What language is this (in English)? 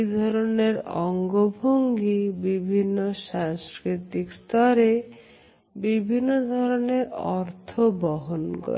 Bangla